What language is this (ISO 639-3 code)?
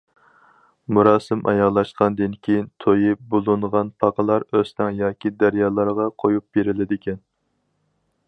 uig